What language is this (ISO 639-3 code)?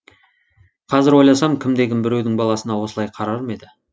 kaz